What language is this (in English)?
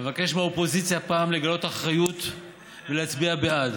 Hebrew